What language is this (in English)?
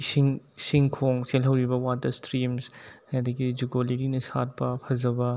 Manipuri